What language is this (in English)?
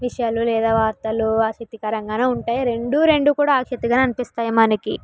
Telugu